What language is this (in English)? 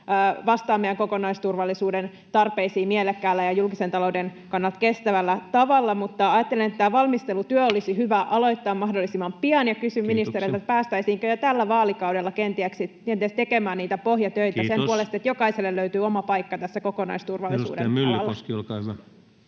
Finnish